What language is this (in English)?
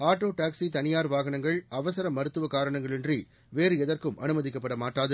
Tamil